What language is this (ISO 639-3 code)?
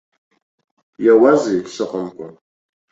abk